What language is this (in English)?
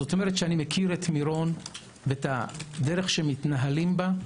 Hebrew